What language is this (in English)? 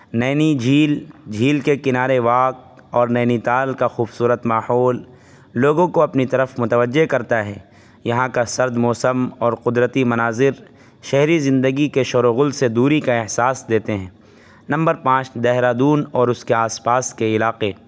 Urdu